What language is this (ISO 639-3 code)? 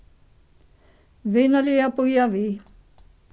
fao